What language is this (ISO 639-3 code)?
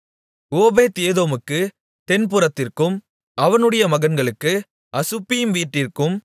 tam